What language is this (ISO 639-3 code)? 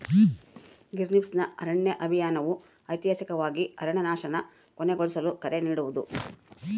kan